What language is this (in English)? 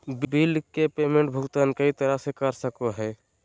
Magahi